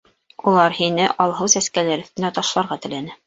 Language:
Bashkir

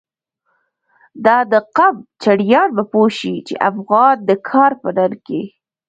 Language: Pashto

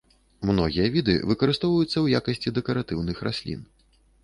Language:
Belarusian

